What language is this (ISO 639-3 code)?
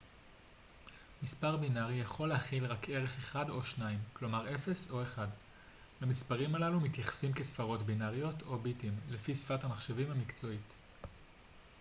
heb